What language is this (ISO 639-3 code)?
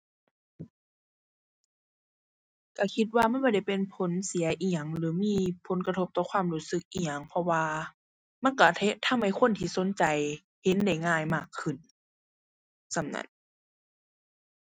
tha